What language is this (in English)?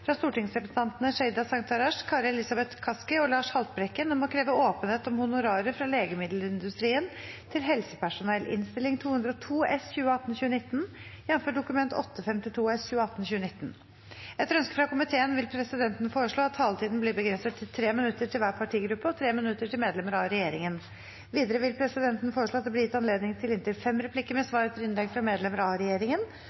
Norwegian Bokmål